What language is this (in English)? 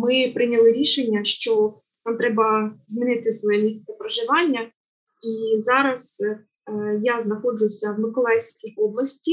Ukrainian